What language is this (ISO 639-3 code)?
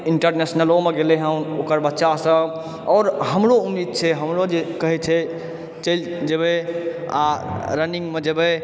mai